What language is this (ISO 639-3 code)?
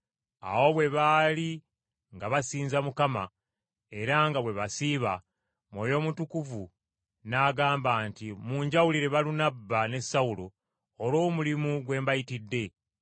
lug